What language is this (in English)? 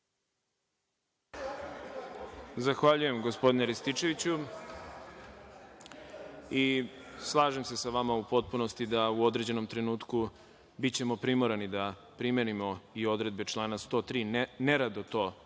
Serbian